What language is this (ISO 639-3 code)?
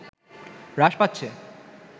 ben